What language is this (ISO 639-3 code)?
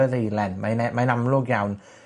cym